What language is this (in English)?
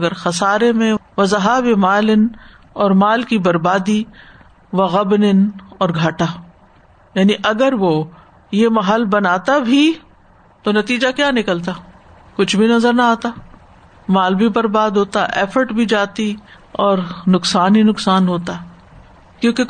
Urdu